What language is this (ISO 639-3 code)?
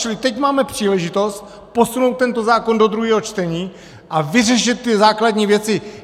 ces